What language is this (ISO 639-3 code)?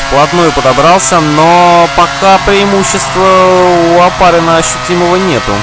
rus